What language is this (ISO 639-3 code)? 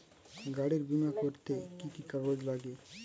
ben